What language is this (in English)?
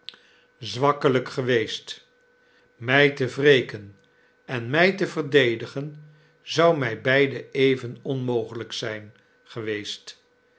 Dutch